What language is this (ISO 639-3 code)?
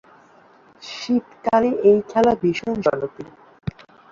ben